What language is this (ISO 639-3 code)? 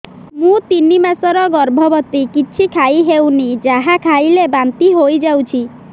ori